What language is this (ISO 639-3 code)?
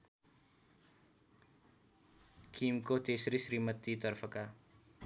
nep